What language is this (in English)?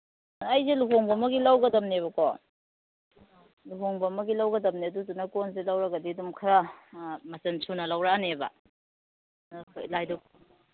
Manipuri